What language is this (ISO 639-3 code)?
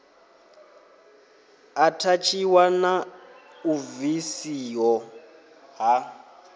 ven